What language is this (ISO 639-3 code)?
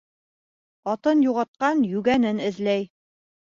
bak